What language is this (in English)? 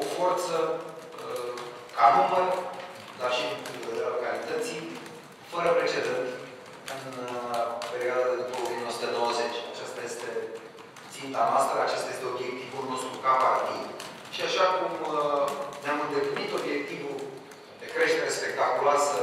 Romanian